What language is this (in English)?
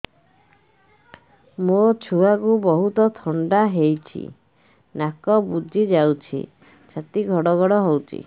Odia